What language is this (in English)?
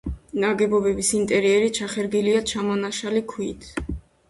Georgian